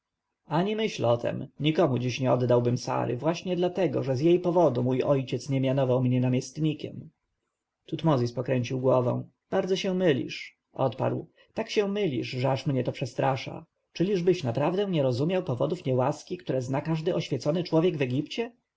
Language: Polish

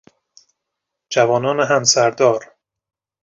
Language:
Persian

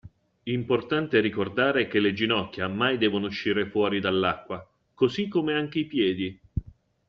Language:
Italian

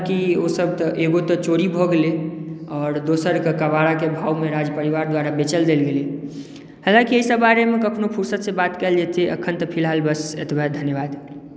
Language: Maithili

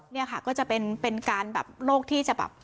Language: Thai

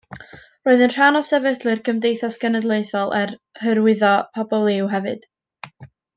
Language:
Welsh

